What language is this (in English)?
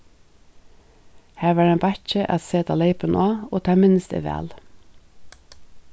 Faroese